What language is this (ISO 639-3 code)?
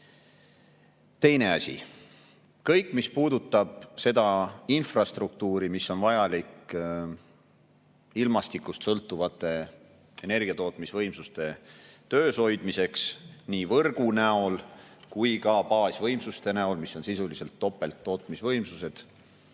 est